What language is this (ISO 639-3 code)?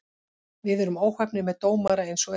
isl